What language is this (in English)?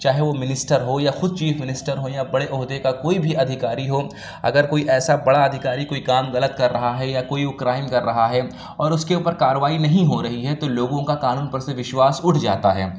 Urdu